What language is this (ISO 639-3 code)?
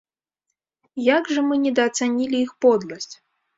bel